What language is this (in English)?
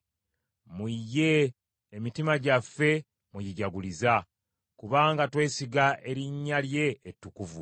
Ganda